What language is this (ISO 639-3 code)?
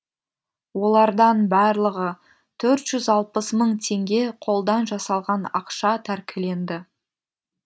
kaz